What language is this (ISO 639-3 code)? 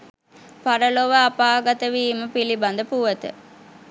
sin